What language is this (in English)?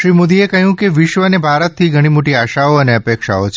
Gujarati